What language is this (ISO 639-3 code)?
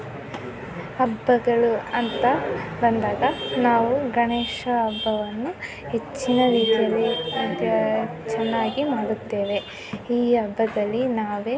kan